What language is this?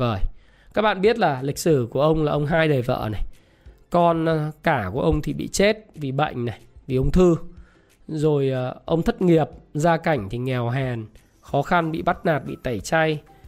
Vietnamese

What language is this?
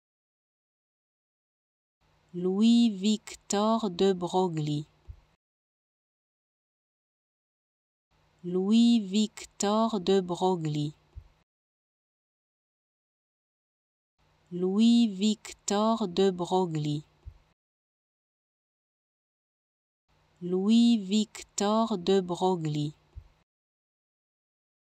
French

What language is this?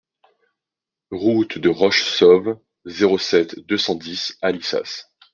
French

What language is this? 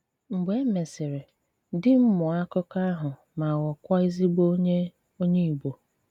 Igbo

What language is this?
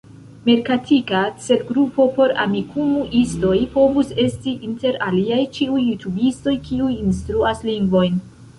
Esperanto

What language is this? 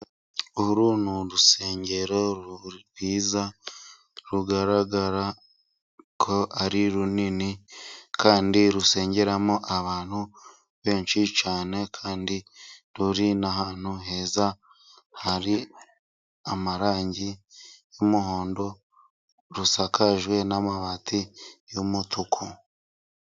Kinyarwanda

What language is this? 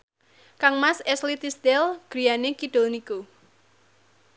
Javanese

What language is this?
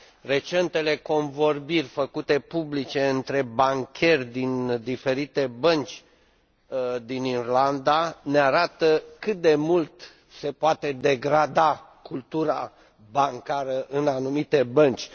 Romanian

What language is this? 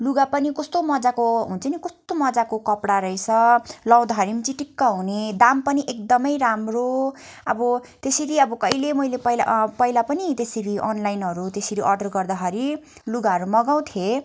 Nepali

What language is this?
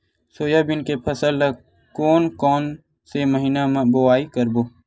Chhattisgarhi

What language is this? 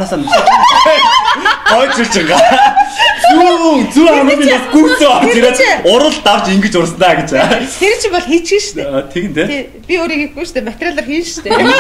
Bulgarian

